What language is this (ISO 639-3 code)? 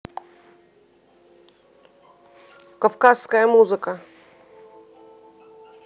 rus